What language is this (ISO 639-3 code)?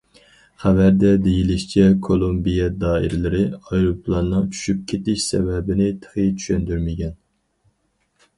uig